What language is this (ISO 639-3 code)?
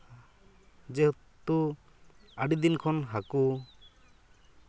sat